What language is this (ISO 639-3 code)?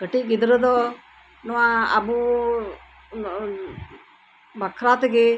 sat